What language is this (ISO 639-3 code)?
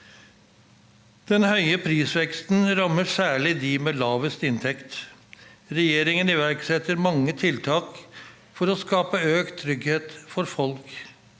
nor